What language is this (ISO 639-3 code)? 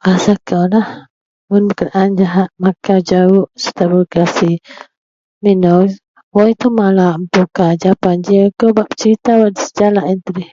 mel